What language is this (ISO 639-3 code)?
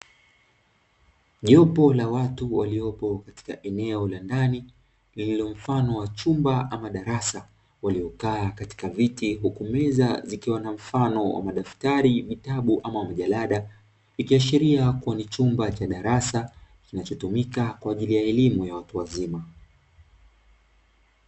swa